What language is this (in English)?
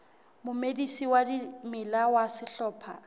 Southern Sotho